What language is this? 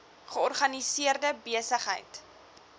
Afrikaans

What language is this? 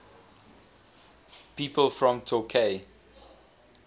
English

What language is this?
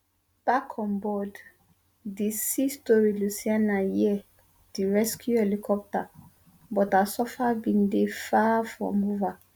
Nigerian Pidgin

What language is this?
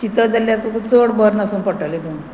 Konkani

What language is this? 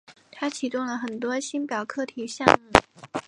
Chinese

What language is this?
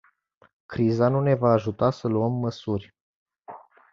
Romanian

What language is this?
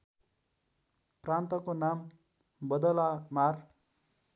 Nepali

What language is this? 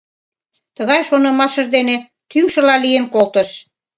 Mari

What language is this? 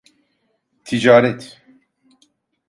Turkish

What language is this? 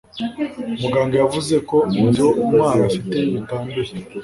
Kinyarwanda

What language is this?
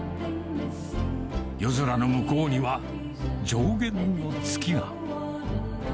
Japanese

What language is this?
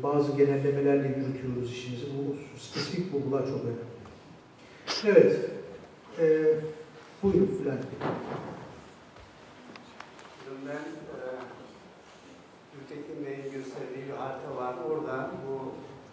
Turkish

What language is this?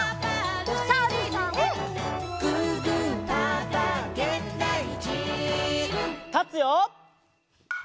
Japanese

